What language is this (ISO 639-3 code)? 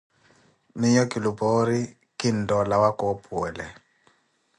eko